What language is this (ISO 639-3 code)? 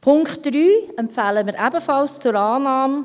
gsw